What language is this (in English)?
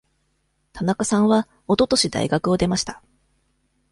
Japanese